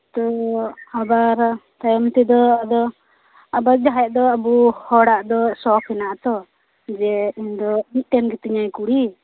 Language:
Santali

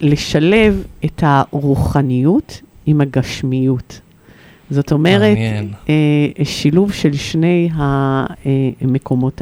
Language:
Hebrew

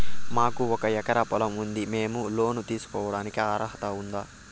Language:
Telugu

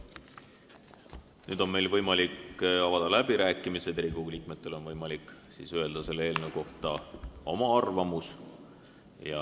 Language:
Estonian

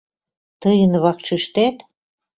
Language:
Mari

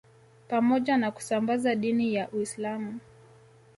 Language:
Swahili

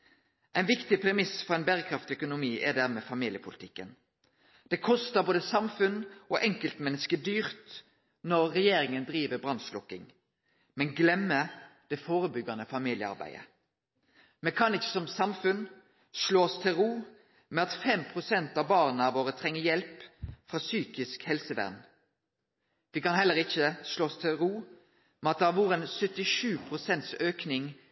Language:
Norwegian Nynorsk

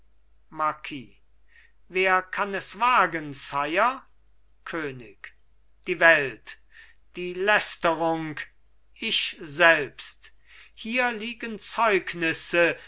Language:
German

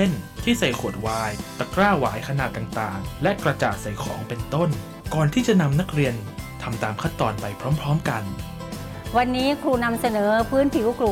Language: Thai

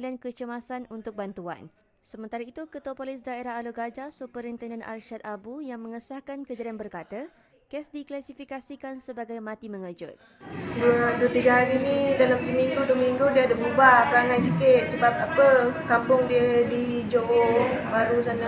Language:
Malay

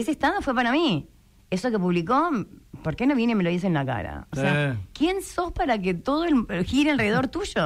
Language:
Spanish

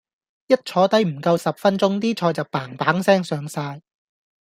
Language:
Cantonese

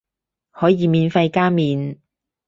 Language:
Cantonese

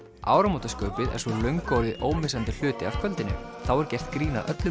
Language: Icelandic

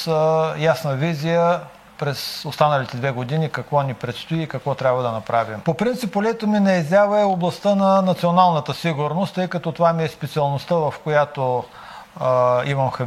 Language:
Bulgarian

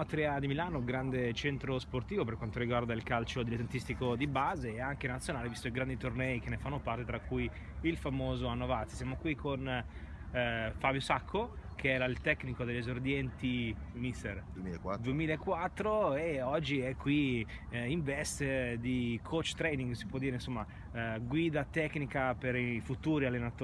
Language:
Italian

